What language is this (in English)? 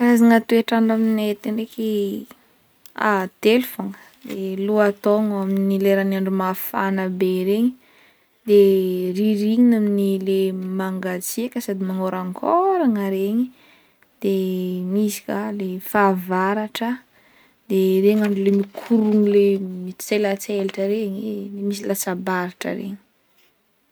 Northern Betsimisaraka Malagasy